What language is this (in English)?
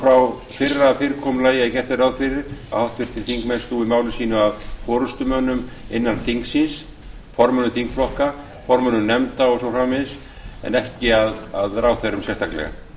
Icelandic